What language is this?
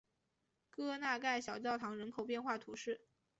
Chinese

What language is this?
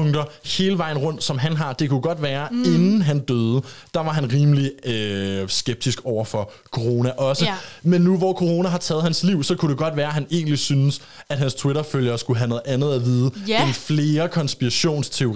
Danish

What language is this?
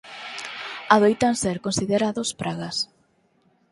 Galician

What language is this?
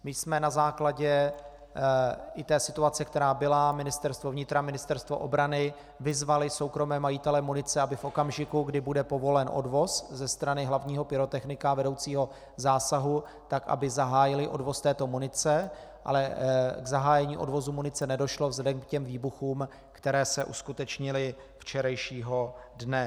Czech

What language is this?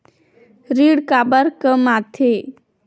Chhattisgarhi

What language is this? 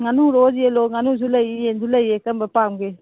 Manipuri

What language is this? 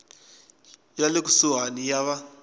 Tsonga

